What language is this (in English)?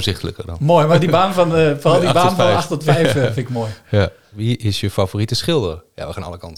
Dutch